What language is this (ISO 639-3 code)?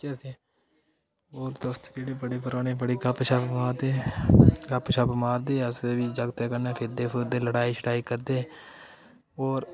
doi